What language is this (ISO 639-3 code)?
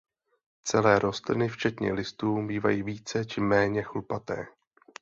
ces